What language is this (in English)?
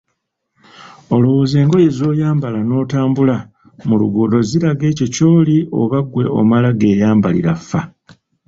Ganda